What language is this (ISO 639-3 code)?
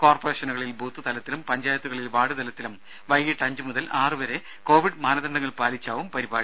mal